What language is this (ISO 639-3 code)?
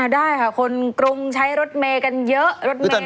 tha